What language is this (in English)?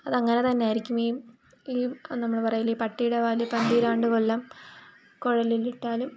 Malayalam